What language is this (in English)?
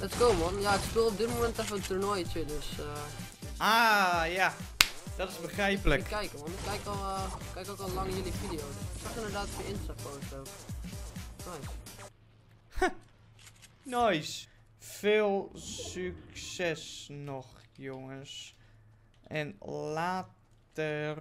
Dutch